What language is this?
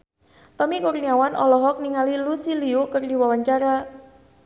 Sundanese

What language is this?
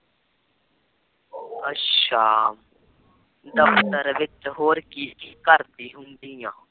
Punjabi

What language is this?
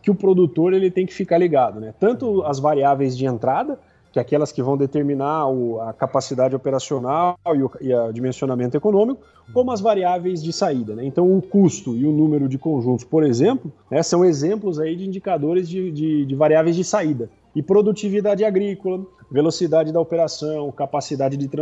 Portuguese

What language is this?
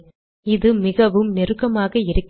Tamil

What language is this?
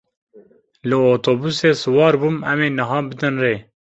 Kurdish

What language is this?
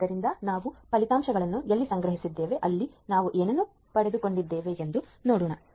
Kannada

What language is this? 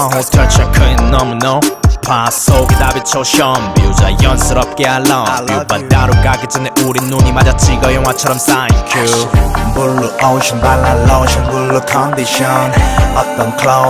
Romanian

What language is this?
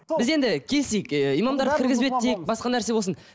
Kazakh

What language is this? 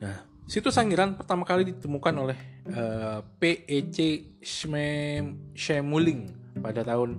Indonesian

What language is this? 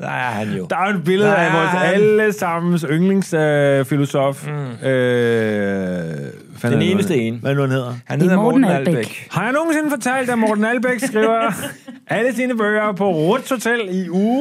Danish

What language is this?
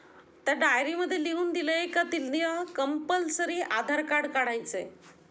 Marathi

